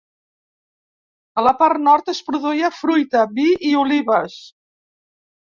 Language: Catalan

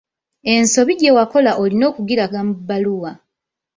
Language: Ganda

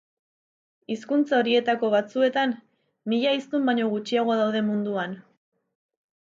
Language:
Basque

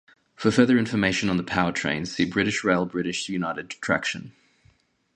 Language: English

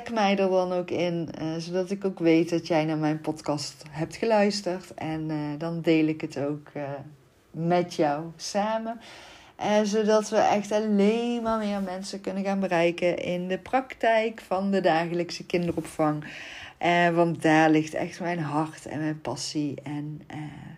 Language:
Dutch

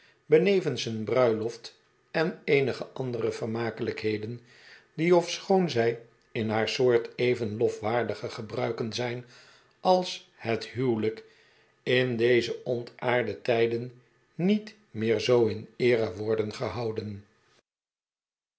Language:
Dutch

